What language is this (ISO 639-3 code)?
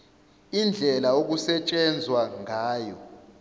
zul